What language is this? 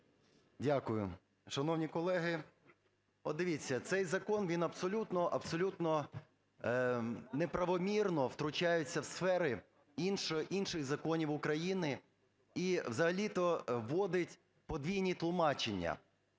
Ukrainian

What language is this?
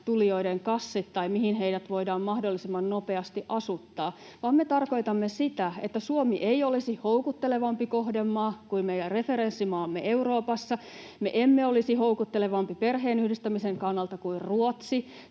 Finnish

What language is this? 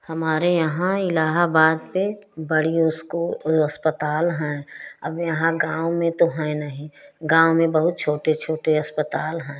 Hindi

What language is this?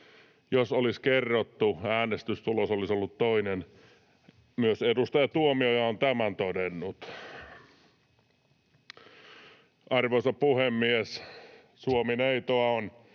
Finnish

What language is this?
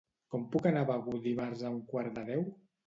Catalan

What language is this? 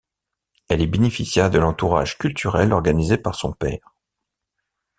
French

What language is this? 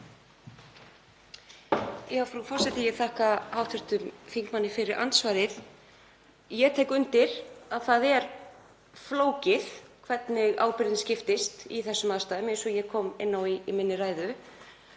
Icelandic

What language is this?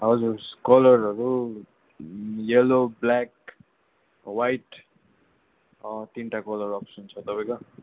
Nepali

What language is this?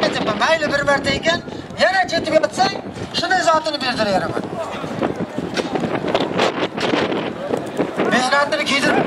Turkish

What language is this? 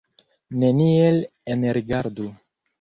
Esperanto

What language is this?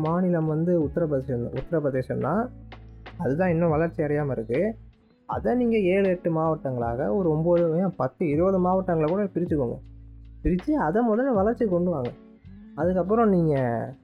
Tamil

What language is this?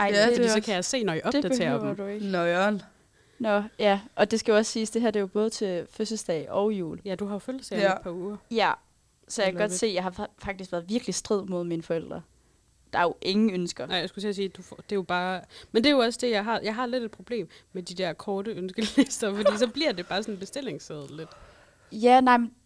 Danish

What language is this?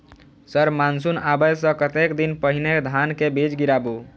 Maithili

